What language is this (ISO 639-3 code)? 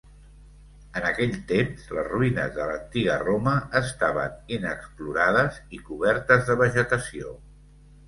cat